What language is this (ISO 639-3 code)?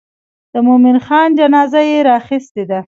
pus